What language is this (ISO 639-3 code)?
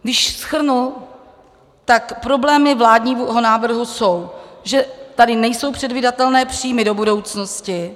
ces